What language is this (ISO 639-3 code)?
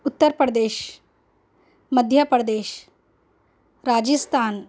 urd